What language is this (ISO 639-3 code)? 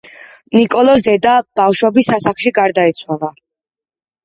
kat